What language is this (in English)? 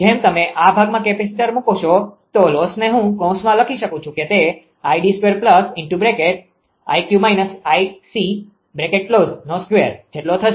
Gujarati